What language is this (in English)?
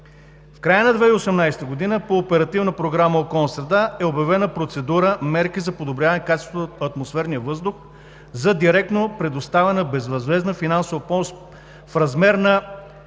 Bulgarian